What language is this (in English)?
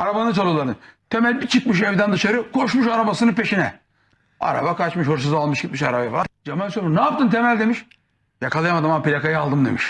Turkish